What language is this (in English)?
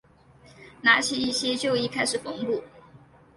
Chinese